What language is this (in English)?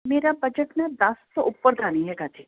Punjabi